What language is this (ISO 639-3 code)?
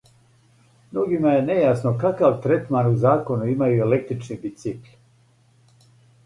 srp